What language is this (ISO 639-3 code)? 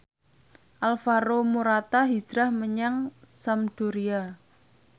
jav